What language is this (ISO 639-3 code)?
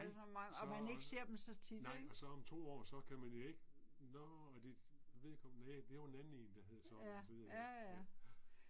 dan